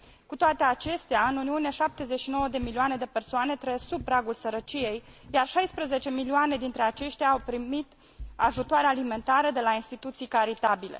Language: Romanian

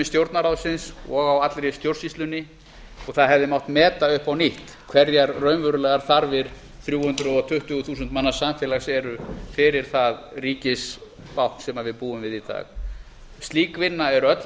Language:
Icelandic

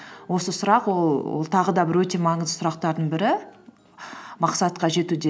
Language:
Kazakh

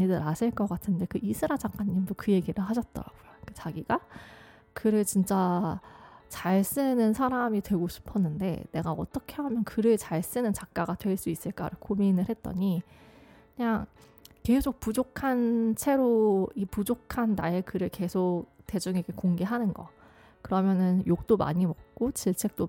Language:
Korean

